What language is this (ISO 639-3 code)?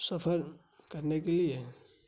urd